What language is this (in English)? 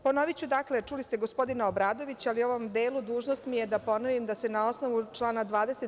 Serbian